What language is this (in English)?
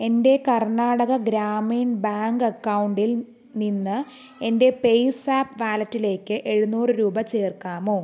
Malayalam